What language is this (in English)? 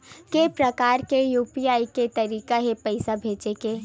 Chhattisgarhi